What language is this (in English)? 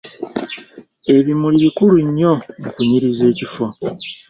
Ganda